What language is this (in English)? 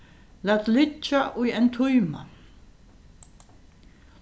Faroese